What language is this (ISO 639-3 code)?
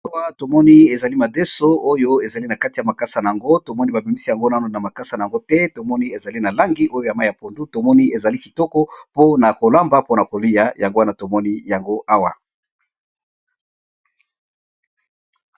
lin